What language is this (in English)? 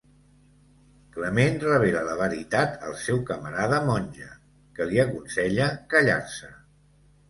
Catalan